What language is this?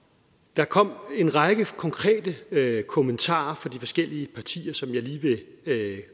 Danish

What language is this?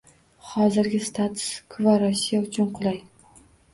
Uzbek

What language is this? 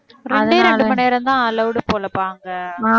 Tamil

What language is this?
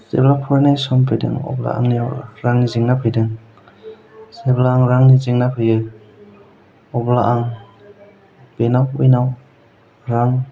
Bodo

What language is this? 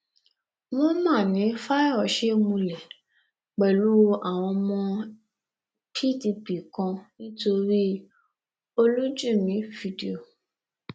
Yoruba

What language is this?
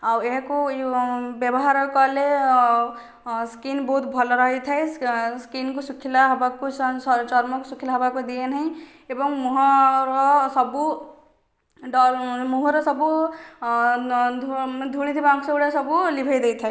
Odia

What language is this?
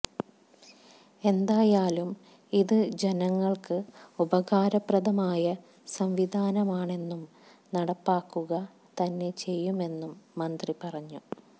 Malayalam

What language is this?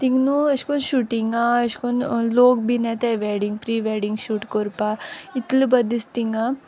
Konkani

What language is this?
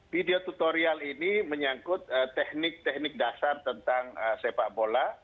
Indonesian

